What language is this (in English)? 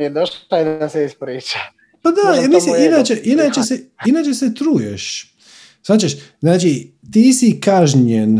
Croatian